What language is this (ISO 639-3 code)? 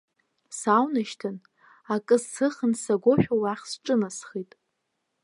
abk